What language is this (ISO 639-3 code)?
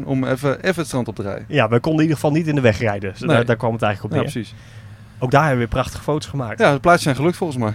nld